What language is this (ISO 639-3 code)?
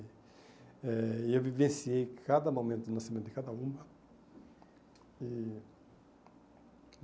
por